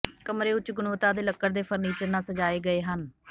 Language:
Punjabi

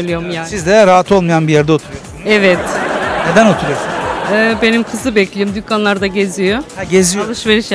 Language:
Turkish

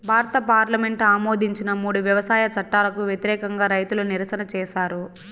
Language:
Telugu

